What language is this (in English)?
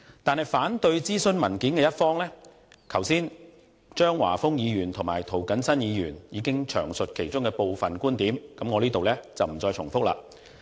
Cantonese